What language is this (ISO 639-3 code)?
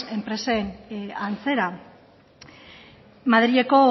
eus